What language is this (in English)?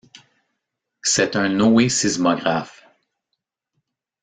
French